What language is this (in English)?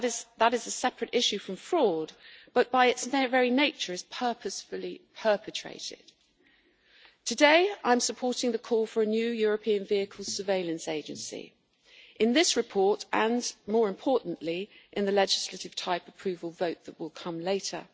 English